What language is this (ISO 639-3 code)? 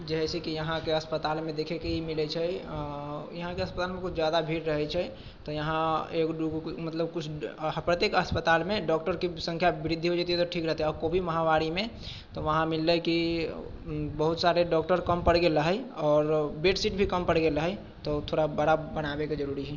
mai